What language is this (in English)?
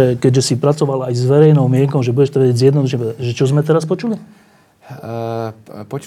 Slovak